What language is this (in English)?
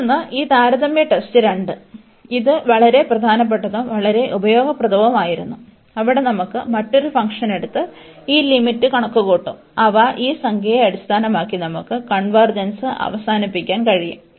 Malayalam